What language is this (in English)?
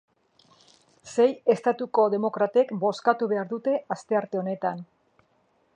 Basque